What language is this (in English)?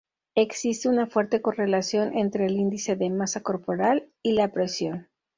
Spanish